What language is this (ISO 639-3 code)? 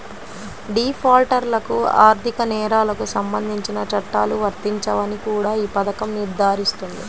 tel